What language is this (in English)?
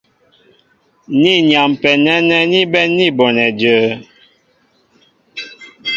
Mbo (Cameroon)